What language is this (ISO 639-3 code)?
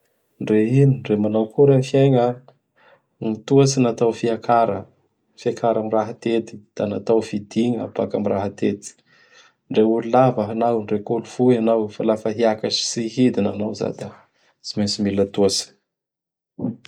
bhr